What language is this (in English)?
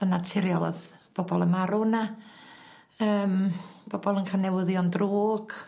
Welsh